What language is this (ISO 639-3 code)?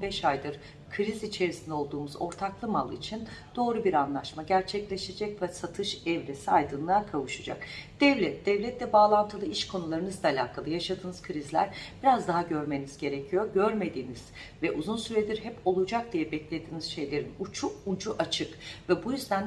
tur